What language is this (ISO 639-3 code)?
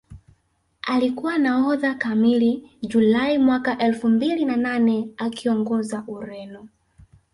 swa